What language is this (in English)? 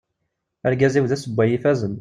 Kabyle